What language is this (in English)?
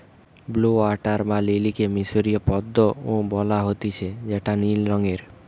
Bangla